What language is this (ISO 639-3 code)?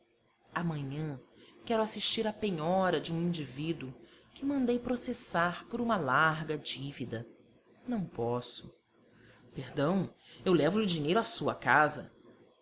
por